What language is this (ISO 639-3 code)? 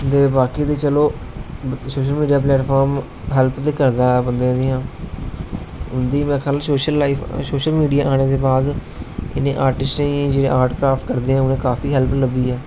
doi